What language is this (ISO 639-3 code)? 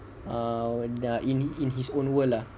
eng